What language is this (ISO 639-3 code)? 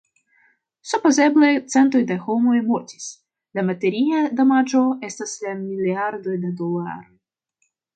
epo